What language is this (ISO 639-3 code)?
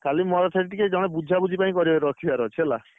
ori